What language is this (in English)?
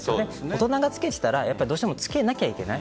Japanese